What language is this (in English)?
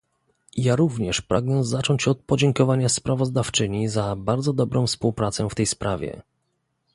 Polish